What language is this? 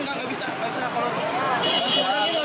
Indonesian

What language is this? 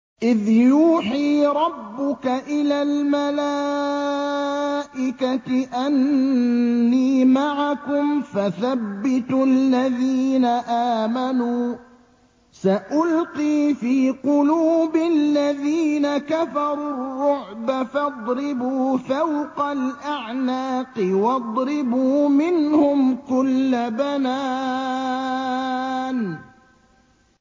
Arabic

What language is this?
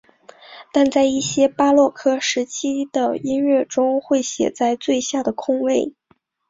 Chinese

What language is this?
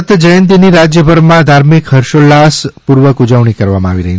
Gujarati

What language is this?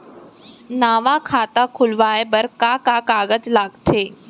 Chhattisgarhi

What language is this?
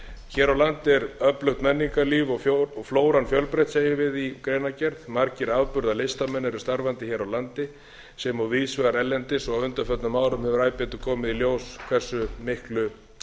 Icelandic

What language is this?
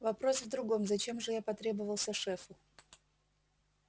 Russian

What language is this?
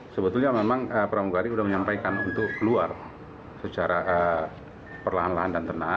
Indonesian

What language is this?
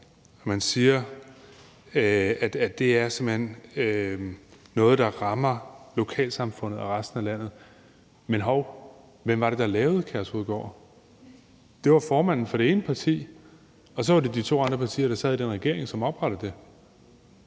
Danish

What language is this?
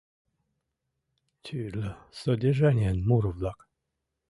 Mari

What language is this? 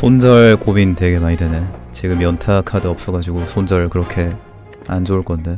Korean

